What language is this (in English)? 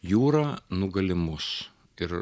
Lithuanian